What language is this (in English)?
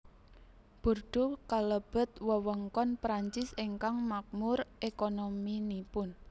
Javanese